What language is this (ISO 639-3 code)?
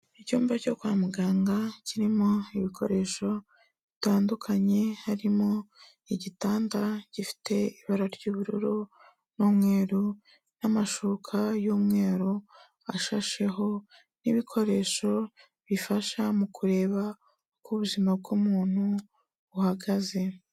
kin